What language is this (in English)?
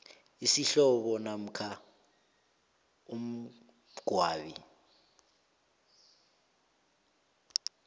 South Ndebele